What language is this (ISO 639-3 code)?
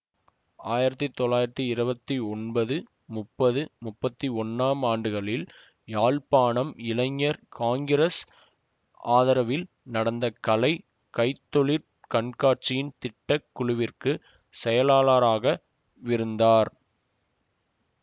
tam